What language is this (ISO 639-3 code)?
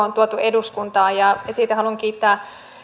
fin